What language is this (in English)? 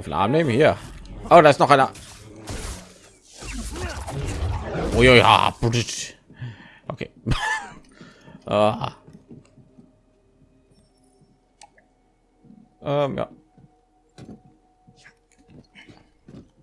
German